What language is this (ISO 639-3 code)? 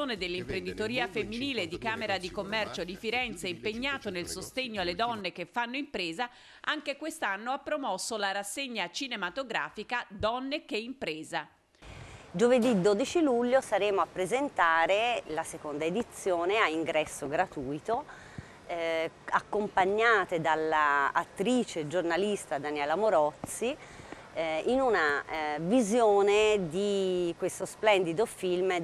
ita